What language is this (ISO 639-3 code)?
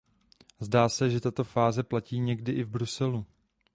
ces